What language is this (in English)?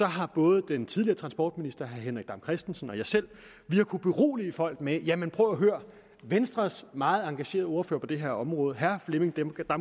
Danish